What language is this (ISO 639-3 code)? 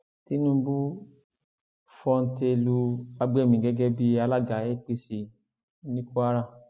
yor